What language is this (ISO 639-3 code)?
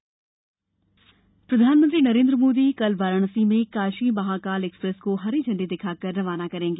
hin